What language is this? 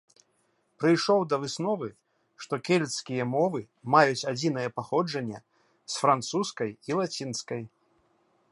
Belarusian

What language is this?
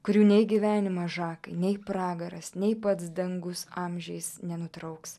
Lithuanian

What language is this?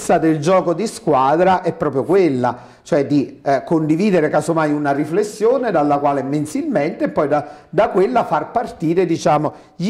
Italian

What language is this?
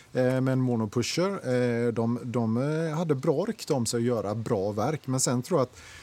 Swedish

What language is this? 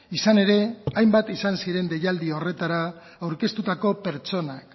Basque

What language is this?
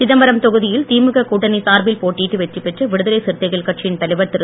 Tamil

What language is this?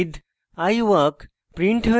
Bangla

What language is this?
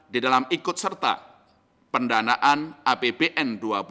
Indonesian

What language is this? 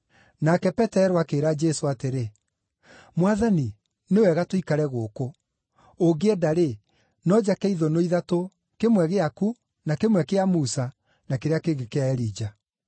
Kikuyu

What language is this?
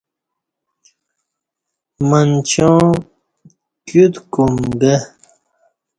Kati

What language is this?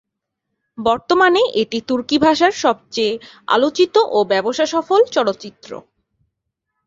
Bangla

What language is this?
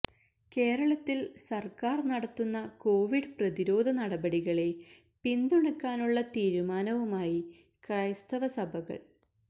Malayalam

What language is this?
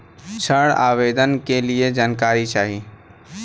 Bhojpuri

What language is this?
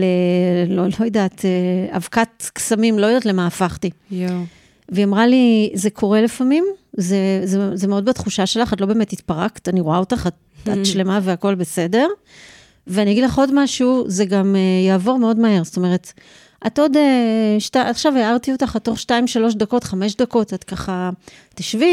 Hebrew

